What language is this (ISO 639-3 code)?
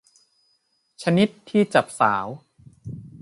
tha